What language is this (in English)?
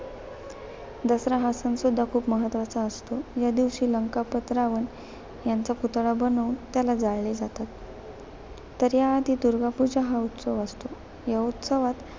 Marathi